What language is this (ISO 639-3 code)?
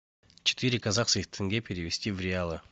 rus